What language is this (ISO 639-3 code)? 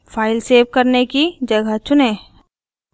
hin